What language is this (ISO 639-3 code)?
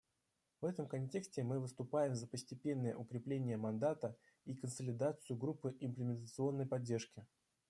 rus